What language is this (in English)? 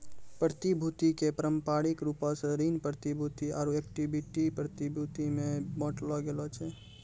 Maithili